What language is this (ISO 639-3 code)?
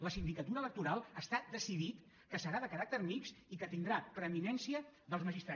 cat